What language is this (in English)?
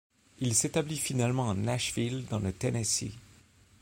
French